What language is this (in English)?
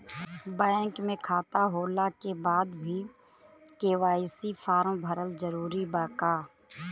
Bhojpuri